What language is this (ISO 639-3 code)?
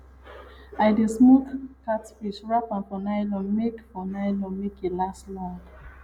pcm